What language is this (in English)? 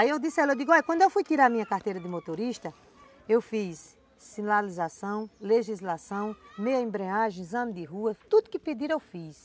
Portuguese